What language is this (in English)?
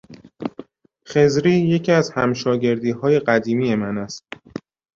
Persian